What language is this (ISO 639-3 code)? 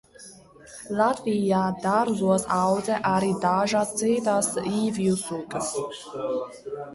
lav